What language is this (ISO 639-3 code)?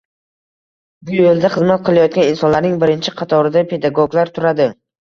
uzb